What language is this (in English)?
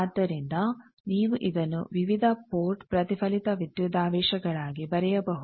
Kannada